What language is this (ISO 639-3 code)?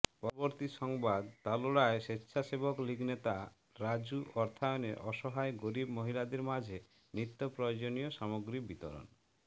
ben